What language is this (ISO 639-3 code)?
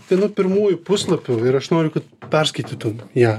lit